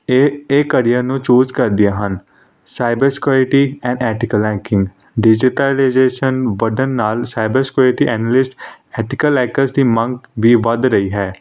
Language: Punjabi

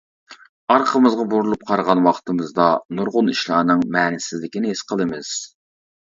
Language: Uyghur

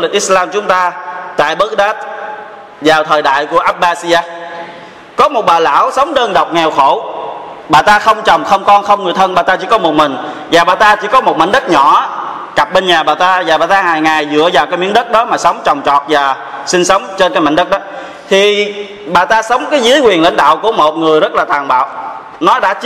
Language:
Vietnamese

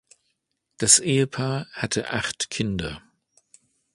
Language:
German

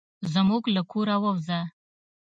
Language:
Pashto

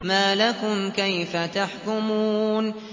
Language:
Arabic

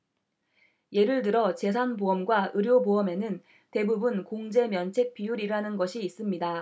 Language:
Korean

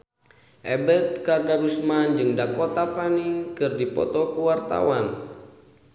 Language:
Sundanese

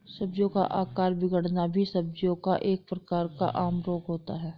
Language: Hindi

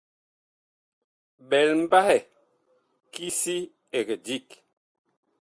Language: Bakoko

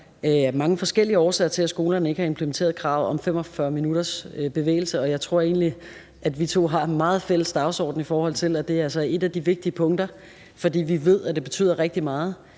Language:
Danish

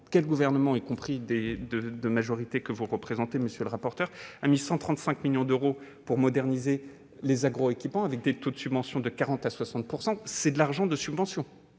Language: French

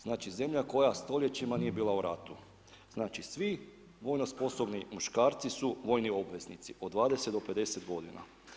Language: Croatian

